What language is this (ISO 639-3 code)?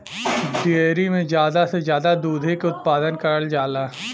bho